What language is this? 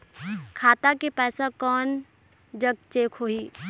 Chhattisgarhi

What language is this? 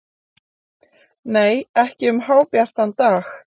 Icelandic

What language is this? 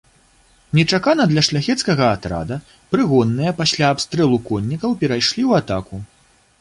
Belarusian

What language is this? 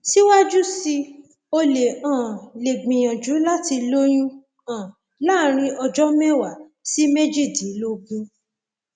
Yoruba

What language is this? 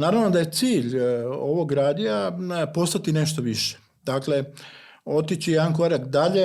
Croatian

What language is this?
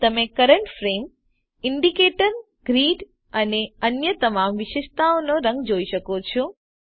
Gujarati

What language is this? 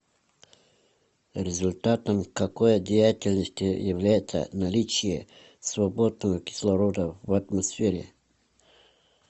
Russian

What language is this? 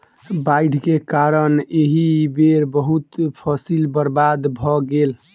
Maithili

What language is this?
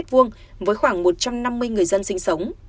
Vietnamese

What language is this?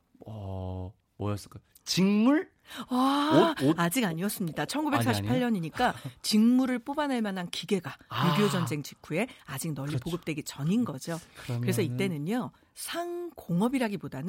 Korean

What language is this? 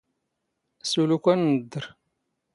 Standard Moroccan Tamazight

